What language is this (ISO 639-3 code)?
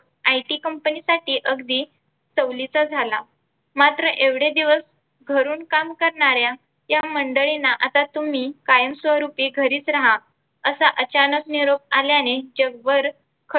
mar